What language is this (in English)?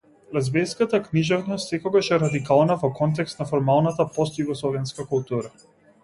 Macedonian